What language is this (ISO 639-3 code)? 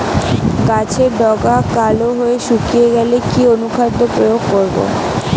ben